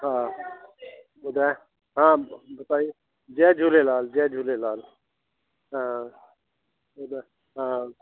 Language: Sindhi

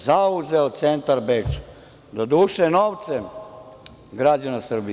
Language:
Serbian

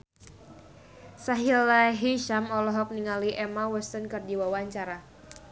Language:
Sundanese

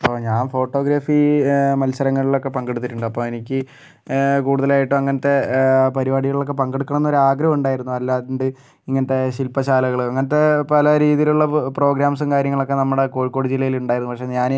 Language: Malayalam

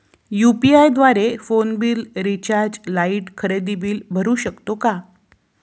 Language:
Marathi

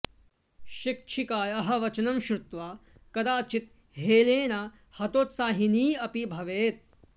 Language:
Sanskrit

